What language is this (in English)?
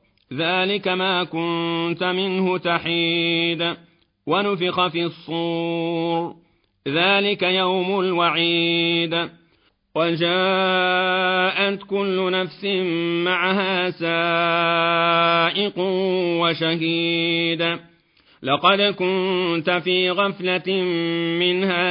Arabic